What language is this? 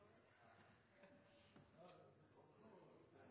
Norwegian Nynorsk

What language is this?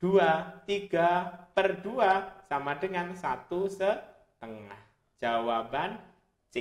Indonesian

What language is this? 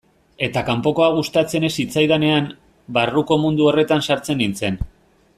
Basque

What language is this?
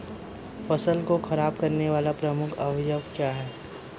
Hindi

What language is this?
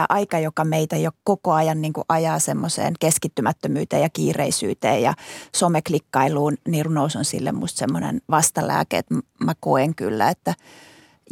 Finnish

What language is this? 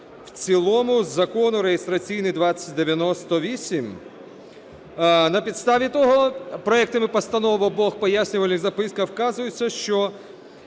Ukrainian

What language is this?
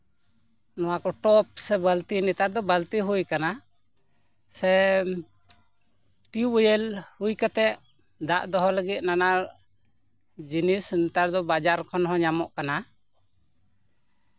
Santali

